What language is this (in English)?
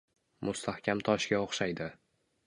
Uzbek